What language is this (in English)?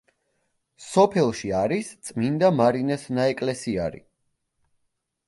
Georgian